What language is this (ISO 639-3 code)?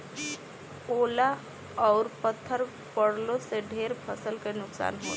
bho